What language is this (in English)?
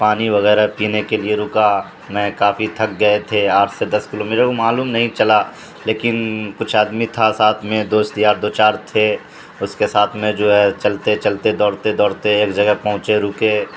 Urdu